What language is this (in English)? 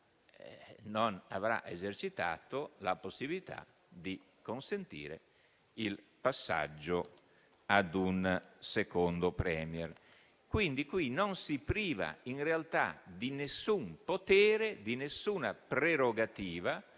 Italian